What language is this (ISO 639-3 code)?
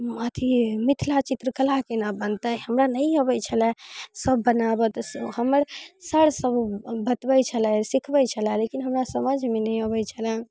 mai